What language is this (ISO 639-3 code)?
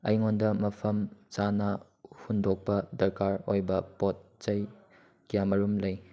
mni